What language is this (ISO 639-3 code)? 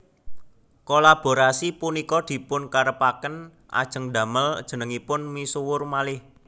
jav